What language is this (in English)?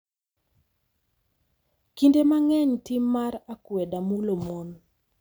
Luo (Kenya and Tanzania)